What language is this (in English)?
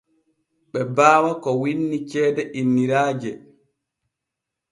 Borgu Fulfulde